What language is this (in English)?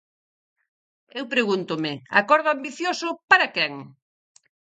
Galician